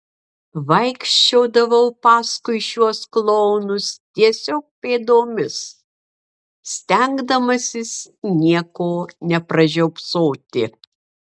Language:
Lithuanian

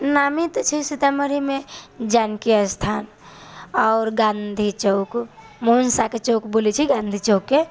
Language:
Maithili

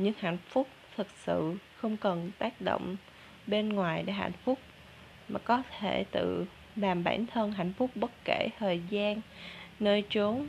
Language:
Vietnamese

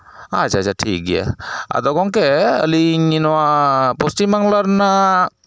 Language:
Santali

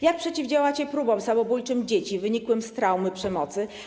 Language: Polish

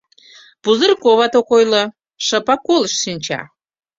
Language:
Mari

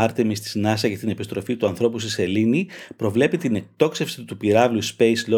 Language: Greek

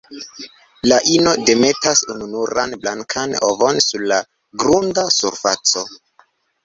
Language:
Esperanto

